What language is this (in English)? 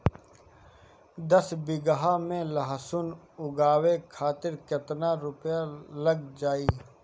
Bhojpuri